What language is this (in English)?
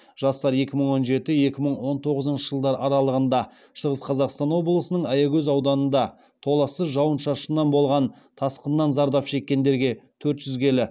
Kazakh